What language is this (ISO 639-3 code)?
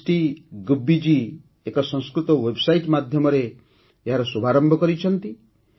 ori